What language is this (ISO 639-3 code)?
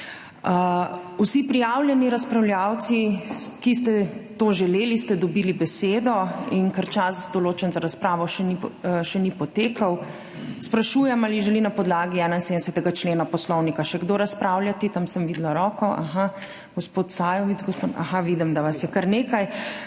slv